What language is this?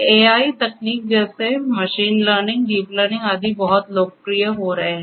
Hindi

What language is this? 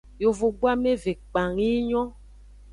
Aja (Benin)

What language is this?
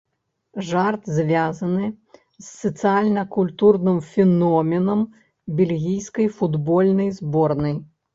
Belarusian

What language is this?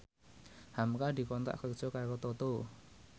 Javanese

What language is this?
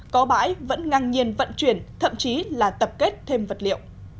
Vietnamese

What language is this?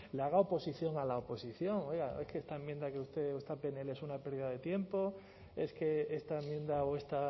Spanish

